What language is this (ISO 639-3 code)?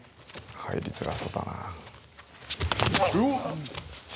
jpn